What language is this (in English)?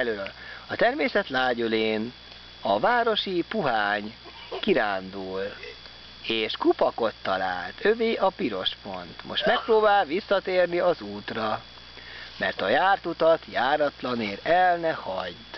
Hungarian